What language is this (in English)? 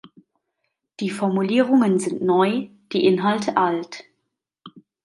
German